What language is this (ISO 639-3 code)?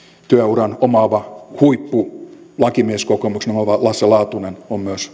fin